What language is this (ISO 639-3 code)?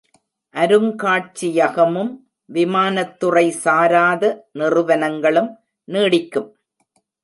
tam